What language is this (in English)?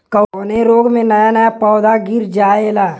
Bhojpuri